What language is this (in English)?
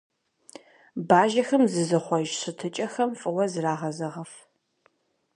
Kabardian